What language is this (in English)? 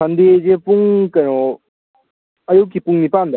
Manipuri